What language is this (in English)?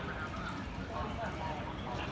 Thai